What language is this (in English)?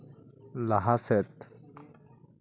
Santali